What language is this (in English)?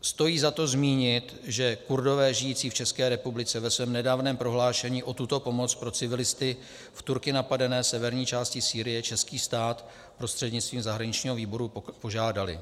Czech